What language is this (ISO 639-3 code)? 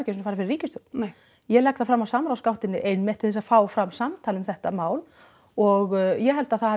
isl